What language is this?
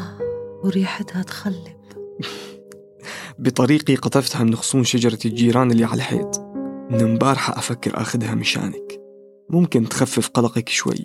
Arabic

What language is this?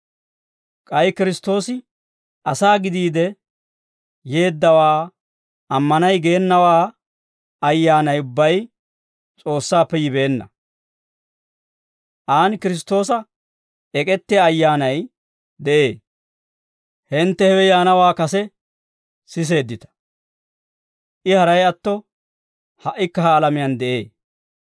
Dawro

